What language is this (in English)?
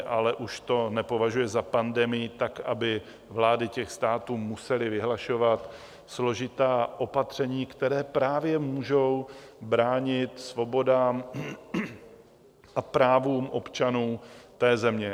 Czech